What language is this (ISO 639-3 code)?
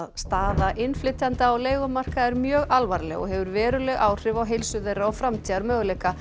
isl